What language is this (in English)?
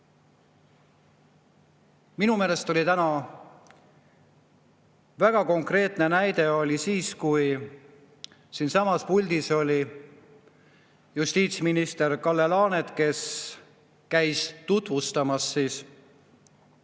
Estonian